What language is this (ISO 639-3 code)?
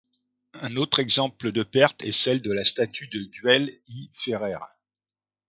fra